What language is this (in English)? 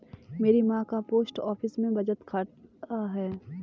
Hindi